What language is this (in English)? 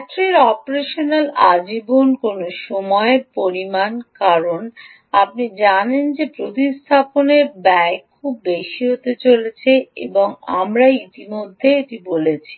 Bangla